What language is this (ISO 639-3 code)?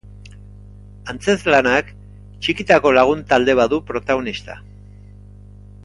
eus